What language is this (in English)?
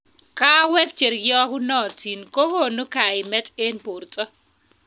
Kalenjin